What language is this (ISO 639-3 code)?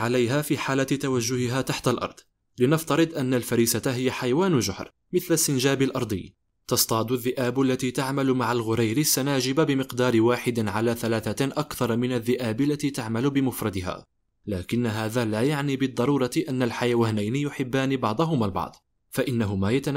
ara